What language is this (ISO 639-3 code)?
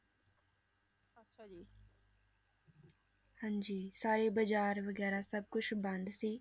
pan